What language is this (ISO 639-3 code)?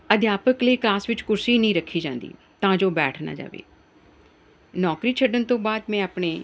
pan